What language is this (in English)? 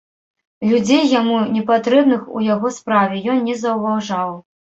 Belarusian